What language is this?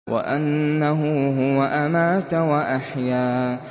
Arabic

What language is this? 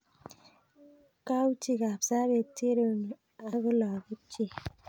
Kalenjin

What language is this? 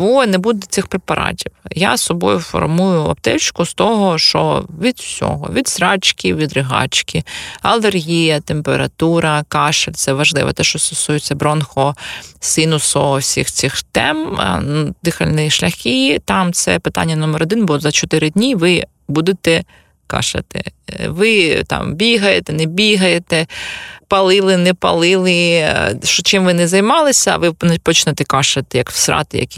Ukrainian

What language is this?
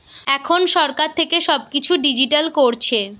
Bangla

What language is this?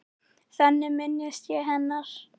Icelandic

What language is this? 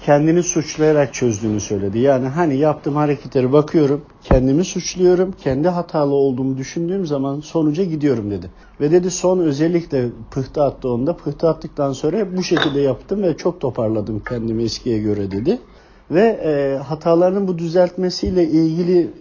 Turkish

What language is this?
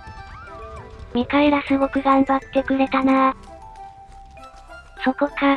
Japanese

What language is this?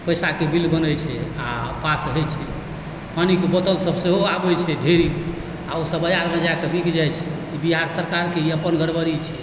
Maithili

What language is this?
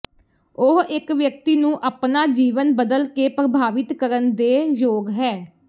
Punjabi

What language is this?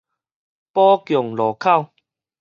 Min Nan Chinese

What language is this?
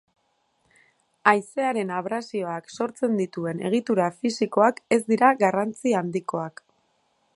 Basque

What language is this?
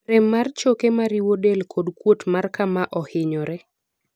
Luo (Kenya and Tanzania)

